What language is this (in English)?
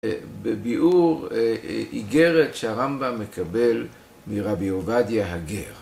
Hebrew